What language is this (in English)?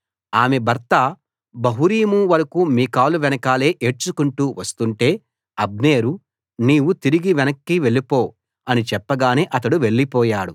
Telugu